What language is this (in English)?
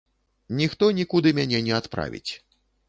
Belarusian